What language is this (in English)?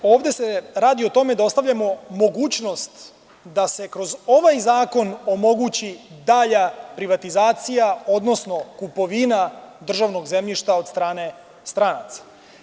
Serbian